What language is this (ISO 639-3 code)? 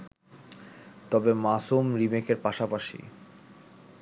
ben